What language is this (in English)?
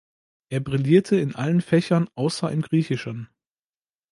German